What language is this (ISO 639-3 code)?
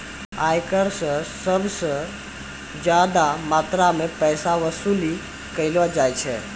mai